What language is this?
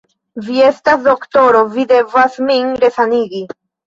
Esperanto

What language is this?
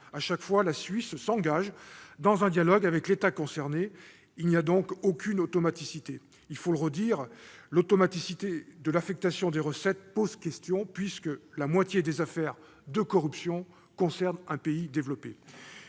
French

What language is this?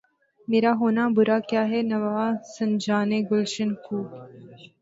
Urdu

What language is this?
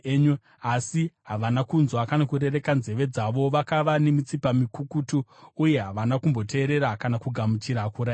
Shona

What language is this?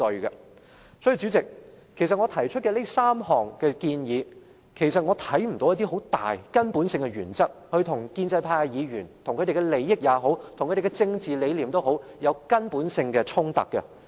Cantonese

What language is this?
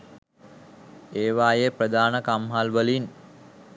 Sinhala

